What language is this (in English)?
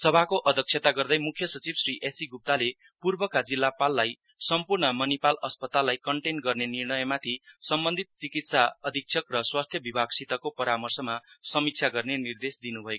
Nepali